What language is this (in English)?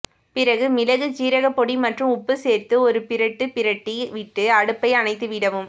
Tamil